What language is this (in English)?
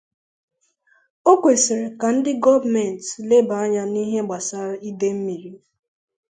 Igbo